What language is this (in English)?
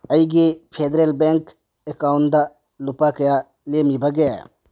Manipuri